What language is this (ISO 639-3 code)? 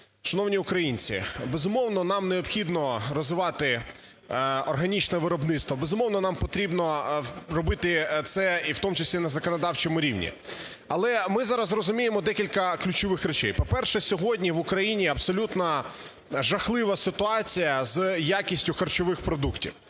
ukr